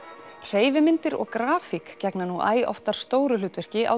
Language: Icelandic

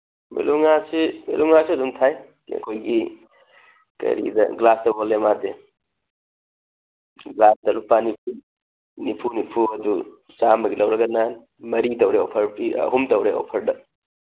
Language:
Manipuri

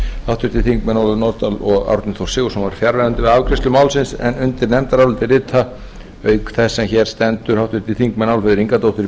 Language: Icelandic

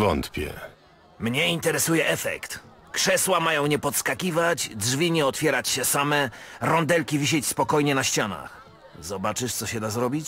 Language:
Polish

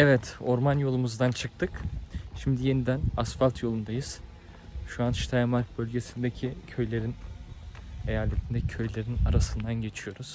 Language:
Turkish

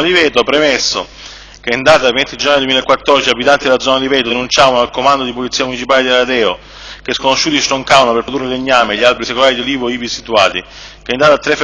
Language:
Italian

